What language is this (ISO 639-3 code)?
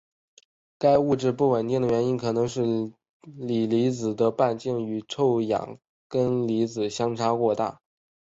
zho